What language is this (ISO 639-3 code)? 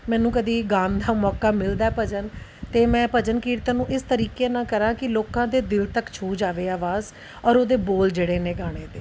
pan